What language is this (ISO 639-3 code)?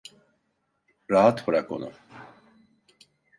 tur